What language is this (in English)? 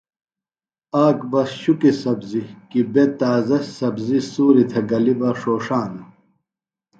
Phalura